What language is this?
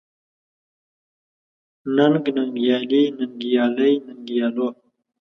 Pashto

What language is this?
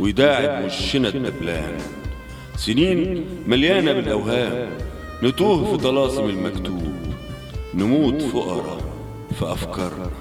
Arabic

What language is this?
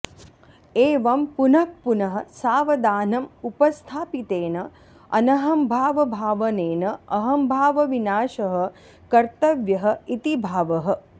Sanskrit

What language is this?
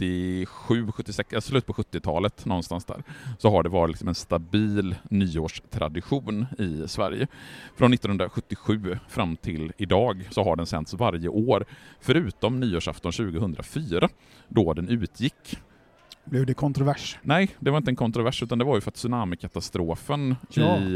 Swedish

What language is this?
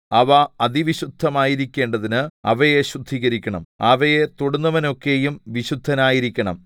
Malayalam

